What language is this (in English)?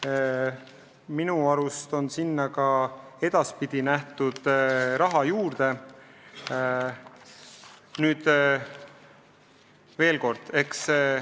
Estonian